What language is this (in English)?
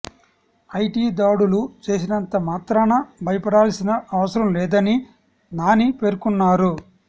Telugu